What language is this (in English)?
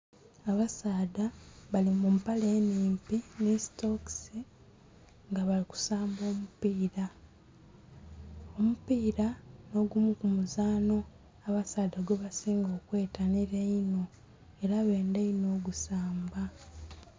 Soga